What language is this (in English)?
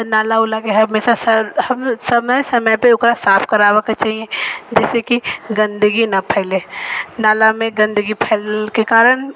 Maithili